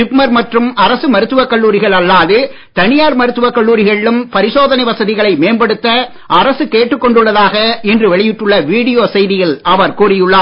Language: Tamil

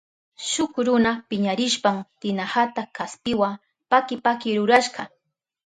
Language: Southern Pastaza Quechua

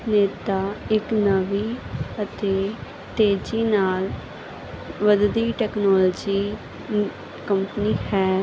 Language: Punjabi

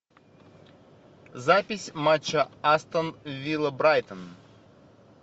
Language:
Russian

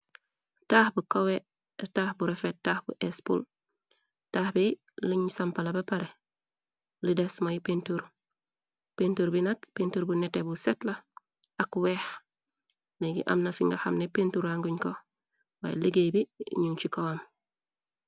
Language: Wolof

